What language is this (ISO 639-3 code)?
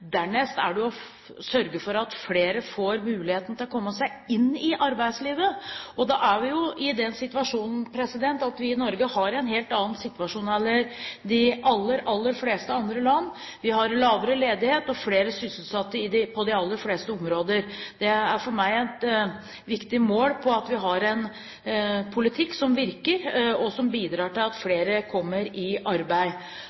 nob